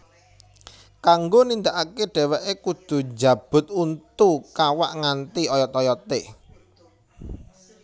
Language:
Javanese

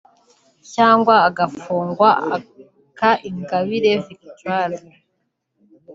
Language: Kinyarwanda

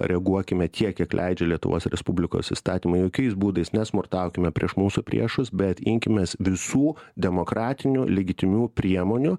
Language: Lithuanian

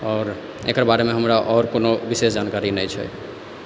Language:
Maithili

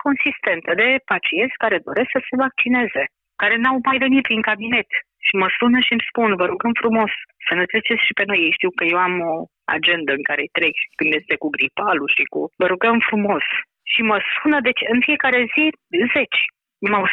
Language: Romanian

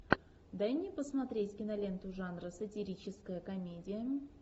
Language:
Russian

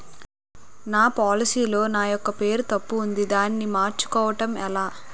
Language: Telugu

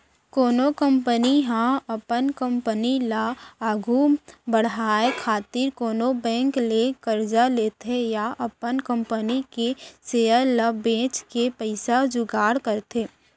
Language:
Chhattisgarhi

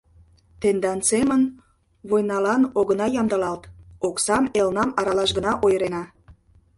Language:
Mari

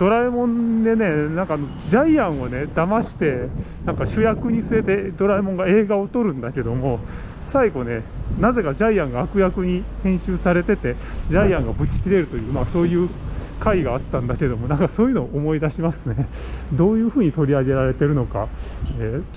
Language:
Japanese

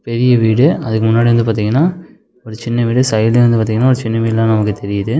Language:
Tamil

